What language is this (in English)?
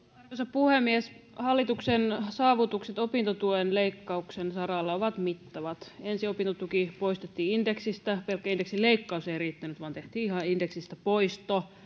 Finnish